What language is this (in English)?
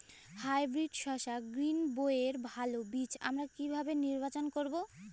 Bangla